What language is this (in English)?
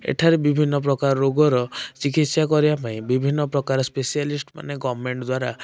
Odia